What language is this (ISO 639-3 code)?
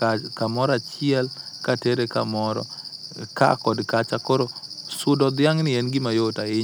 luo